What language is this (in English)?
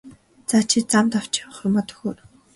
Mongolian